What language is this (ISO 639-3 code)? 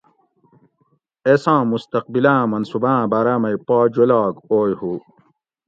gwc